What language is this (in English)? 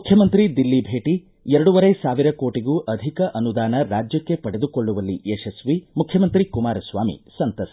Kannada